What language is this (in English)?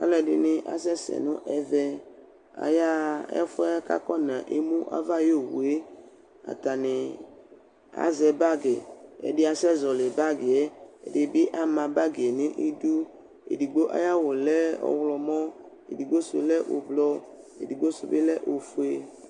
Ikposo